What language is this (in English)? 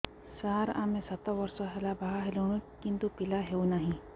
Odia